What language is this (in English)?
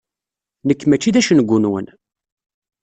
Kabyle